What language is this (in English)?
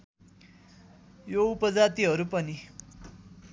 Nepali